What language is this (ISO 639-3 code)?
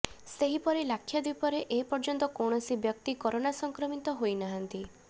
ori